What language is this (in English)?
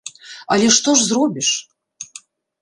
Belarusian